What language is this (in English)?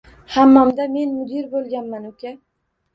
Uzbek